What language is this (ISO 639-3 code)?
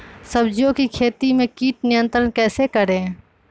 mag